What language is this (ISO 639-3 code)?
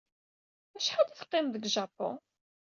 kab